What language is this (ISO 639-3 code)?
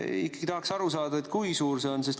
est